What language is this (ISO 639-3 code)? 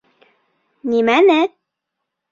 bak